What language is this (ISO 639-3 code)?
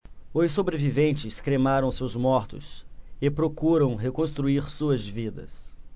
por